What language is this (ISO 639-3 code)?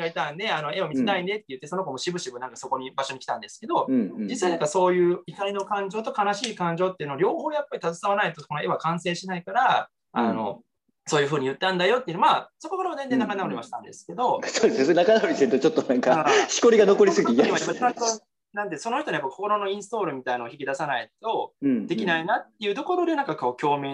jpn